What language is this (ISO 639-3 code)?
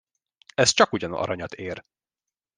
hun